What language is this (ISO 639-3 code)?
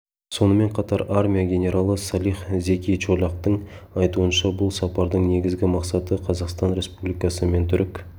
kaz